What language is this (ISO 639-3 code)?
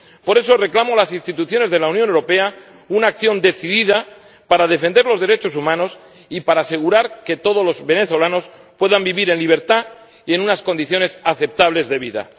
spa